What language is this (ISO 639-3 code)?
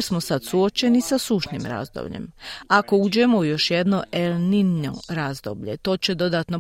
hrv